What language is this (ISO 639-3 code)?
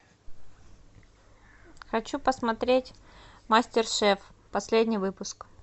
rus